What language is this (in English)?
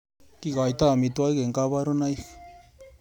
Kalenjin